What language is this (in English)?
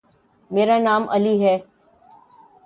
Urdu